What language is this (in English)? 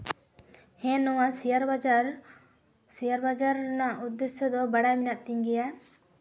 Santali